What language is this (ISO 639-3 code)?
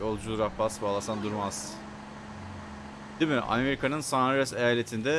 tur